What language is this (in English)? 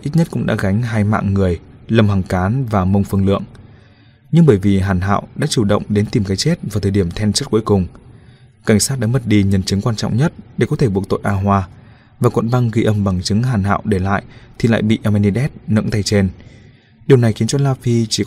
Vietnamese